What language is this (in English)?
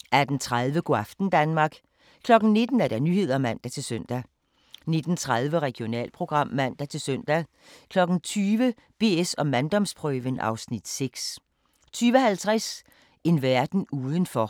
Danish